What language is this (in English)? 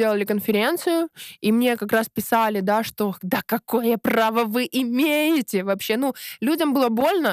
Russian